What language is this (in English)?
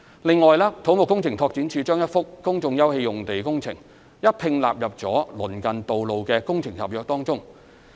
Cantonese